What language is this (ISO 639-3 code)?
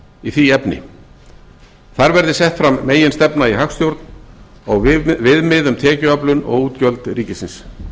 isl